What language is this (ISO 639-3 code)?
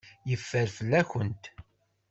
kab